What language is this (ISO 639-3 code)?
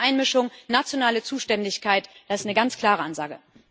deu